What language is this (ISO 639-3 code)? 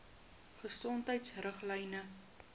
afr